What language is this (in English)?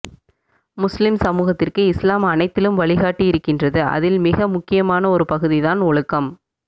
Tamil